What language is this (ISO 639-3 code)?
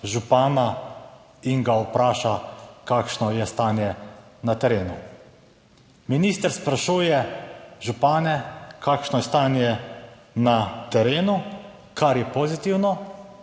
slv